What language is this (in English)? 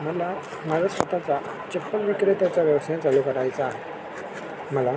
Marathi